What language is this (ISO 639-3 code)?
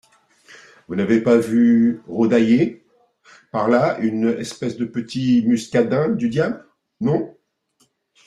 fra